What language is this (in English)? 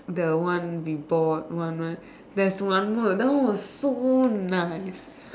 English